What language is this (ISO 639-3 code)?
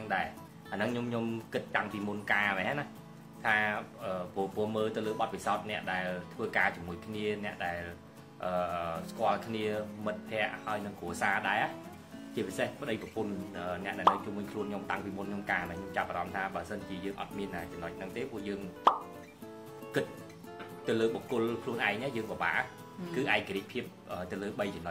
vie